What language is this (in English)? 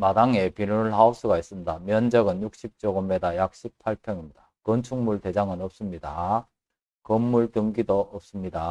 Korean